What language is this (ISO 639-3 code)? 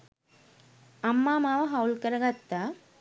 sin